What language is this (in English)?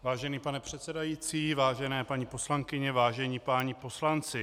Czech